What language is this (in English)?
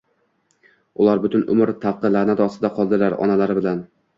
Uzbek